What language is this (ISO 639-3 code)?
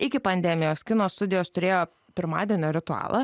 lit